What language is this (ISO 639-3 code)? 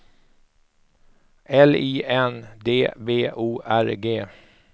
swe